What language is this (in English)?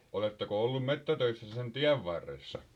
Finnish